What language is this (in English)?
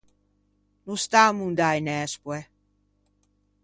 Ligurian